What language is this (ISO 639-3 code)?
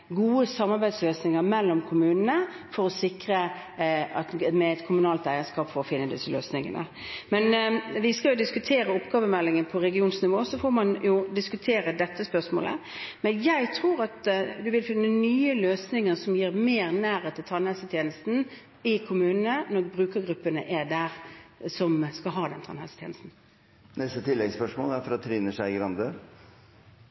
nor